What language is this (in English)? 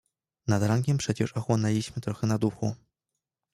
Polish